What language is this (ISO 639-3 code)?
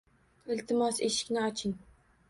uzb